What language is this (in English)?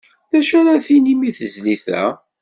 Kabyle